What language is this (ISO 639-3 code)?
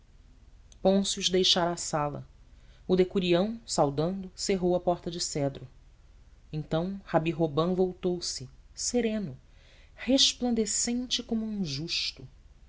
por